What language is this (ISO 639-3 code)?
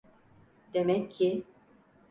tur